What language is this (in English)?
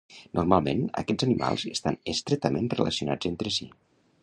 Catalan